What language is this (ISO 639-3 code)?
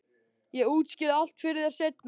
isl